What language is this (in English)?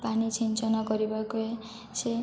Odia